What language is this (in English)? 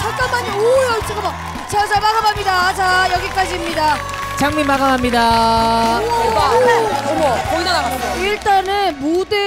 Korean